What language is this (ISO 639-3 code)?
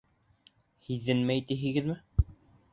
bak